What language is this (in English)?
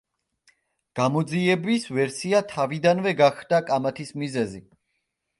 Georgian